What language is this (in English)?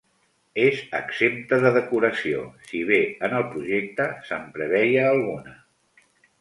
Catalan